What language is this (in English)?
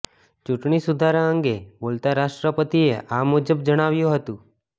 Gujarati